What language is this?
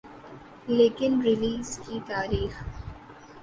Urdu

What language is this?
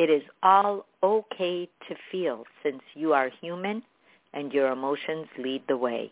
English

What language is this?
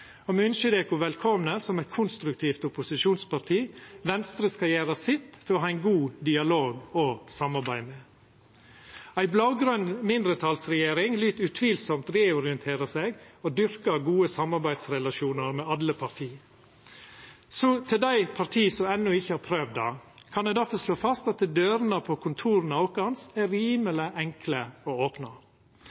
Norwegian Nynorsk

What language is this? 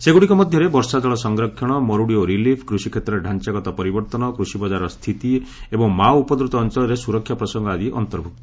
Odia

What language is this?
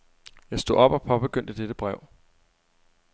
Danish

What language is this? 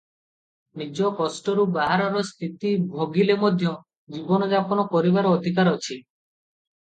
Odia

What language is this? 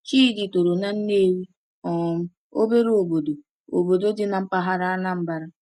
Igbo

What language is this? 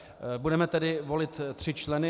Czech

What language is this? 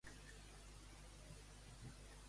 Catalan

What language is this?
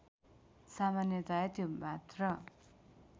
Nepali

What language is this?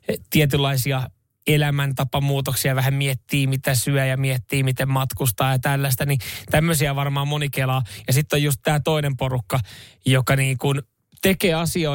Finnish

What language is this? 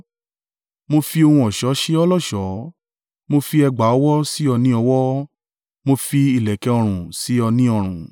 Yoruba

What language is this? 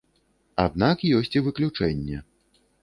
Belarusian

